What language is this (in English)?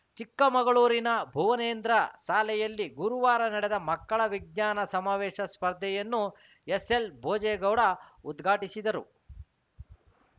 Kannada